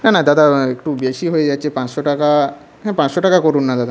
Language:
Bangla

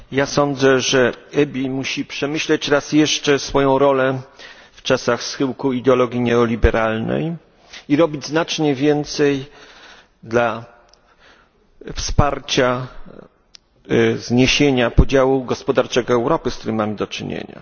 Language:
Polish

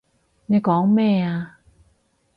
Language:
Cantonese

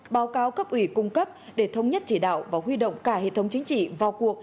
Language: Vietnamese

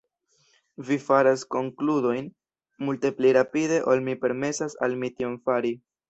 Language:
Esperanto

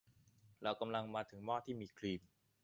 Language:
Thai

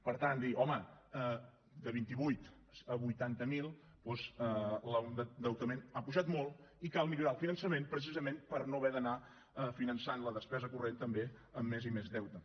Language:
Catalan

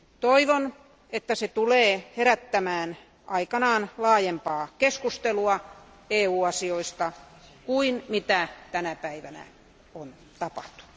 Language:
Finnish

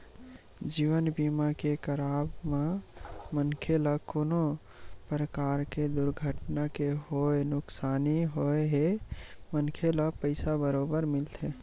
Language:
Chhattisgarhi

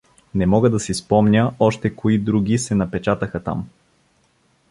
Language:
Bulgarian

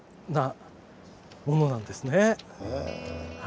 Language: Japanese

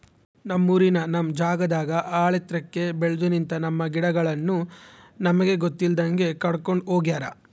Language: Kannada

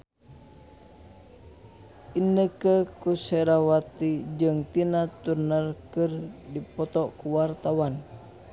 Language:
Sundanese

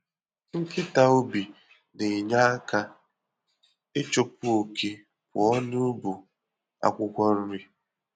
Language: Igbo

